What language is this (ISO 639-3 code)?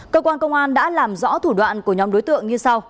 vie